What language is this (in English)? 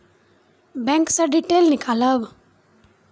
Maithili